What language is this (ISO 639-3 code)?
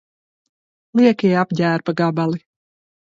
lav